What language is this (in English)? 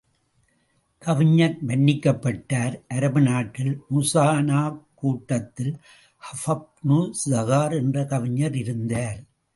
Tamil